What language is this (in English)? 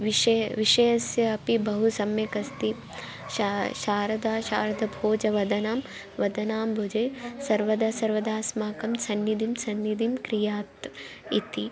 Sanskrit